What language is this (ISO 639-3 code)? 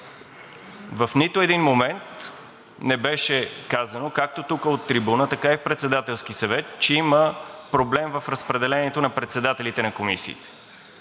bul